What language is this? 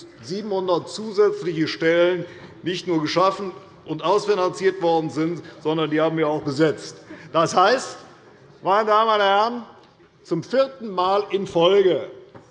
German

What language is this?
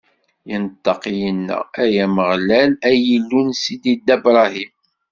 Kabyle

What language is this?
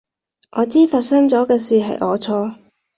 Cantonese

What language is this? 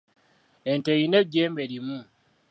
Ganda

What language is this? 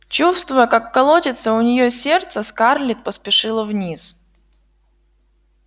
Russian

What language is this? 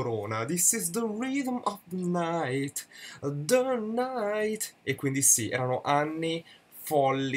Italian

